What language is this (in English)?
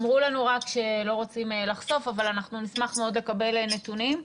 Hebrew